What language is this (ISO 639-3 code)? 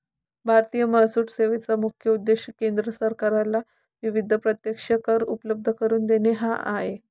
mar